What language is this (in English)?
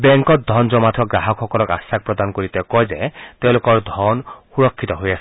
Assamese